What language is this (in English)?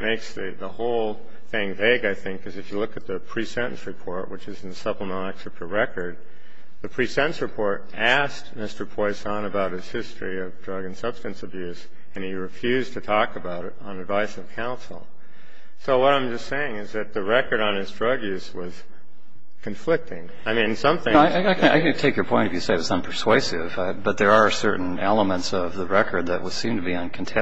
English